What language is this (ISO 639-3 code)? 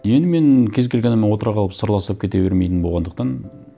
kaz